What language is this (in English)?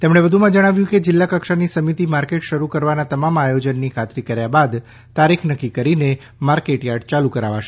Gujarati